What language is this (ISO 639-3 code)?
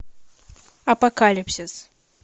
rus